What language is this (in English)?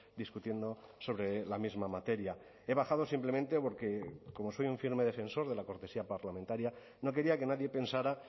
Spanish